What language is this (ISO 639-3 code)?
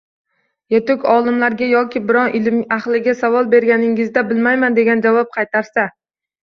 uzb